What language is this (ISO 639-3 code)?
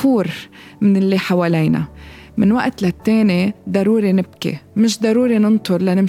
ara